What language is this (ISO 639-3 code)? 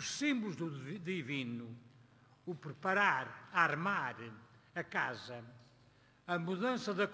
por